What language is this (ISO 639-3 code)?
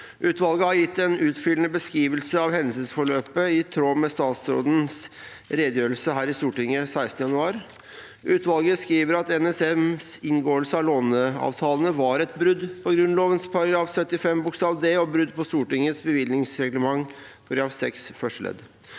nor